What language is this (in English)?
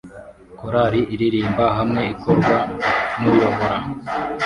Kinyarwanda